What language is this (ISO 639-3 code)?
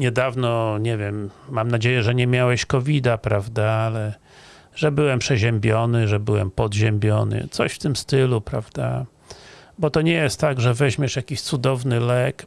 pol